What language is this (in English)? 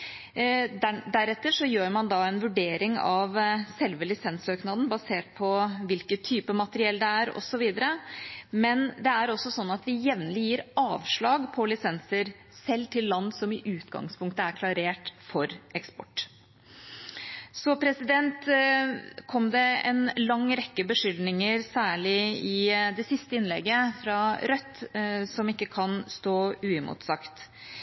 Norwegian Bokmål